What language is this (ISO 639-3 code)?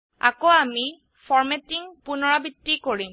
asm